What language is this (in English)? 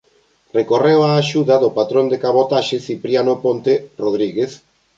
Galician